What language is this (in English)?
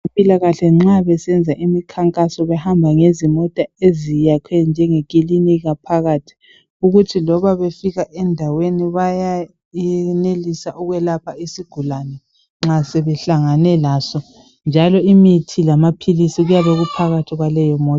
North Ndebele